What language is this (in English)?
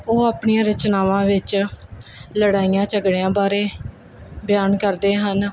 Punjabi